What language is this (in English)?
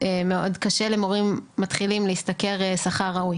Hebrew